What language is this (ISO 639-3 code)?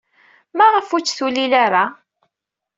kab